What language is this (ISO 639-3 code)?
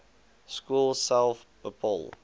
afr